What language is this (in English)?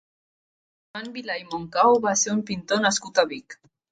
Catalan